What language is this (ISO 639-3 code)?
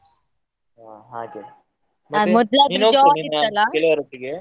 kan